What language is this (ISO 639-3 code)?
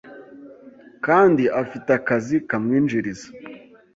kin